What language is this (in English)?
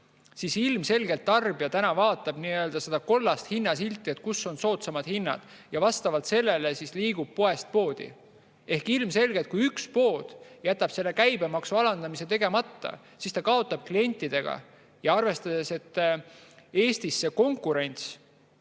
Estonian